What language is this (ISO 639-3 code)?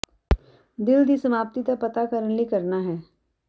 pan